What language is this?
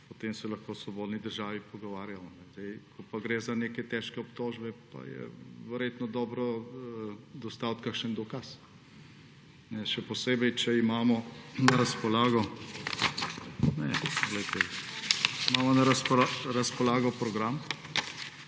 Slovenian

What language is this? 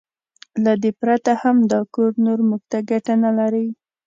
Pashto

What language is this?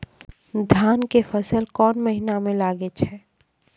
Maithili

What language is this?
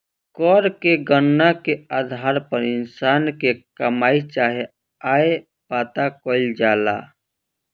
Bhojpuri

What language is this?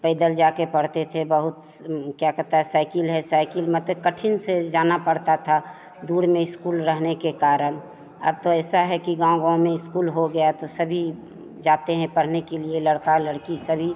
Hindi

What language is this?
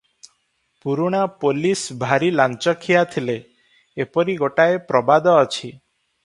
Odia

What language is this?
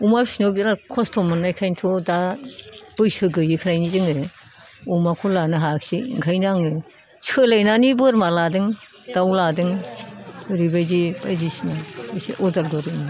Bodo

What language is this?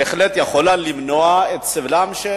Hebrew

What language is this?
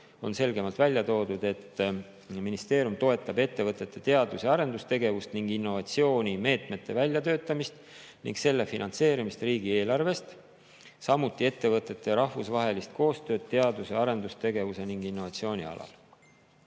Estonian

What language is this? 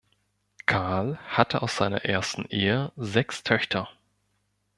German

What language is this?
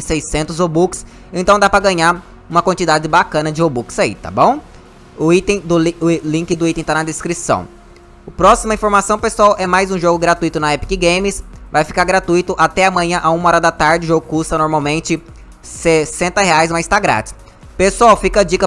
Portuguese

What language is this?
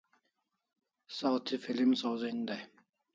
Kalasha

